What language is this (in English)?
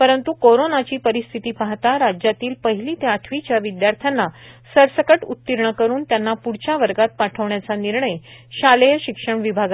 Marathi